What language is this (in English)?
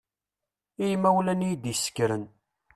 Kabyle